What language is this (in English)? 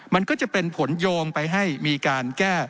Thai